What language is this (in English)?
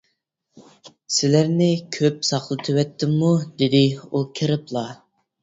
Uyghur